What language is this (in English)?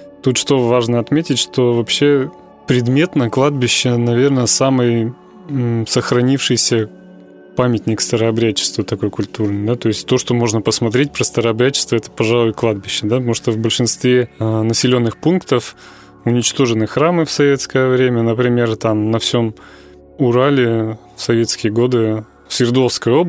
Russian